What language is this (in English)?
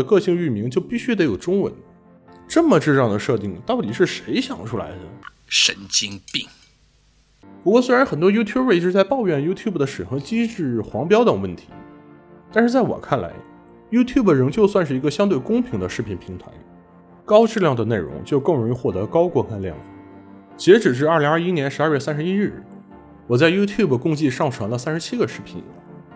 Chinese